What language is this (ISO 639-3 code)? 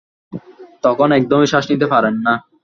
ben